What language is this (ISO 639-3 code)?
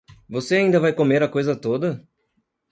por